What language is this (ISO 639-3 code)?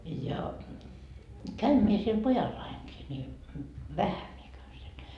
fin